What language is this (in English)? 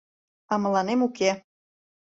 Mari